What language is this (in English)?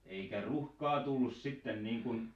Finnish